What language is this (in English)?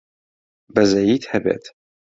Central Kurdish